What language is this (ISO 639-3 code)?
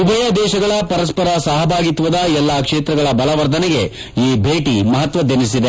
kan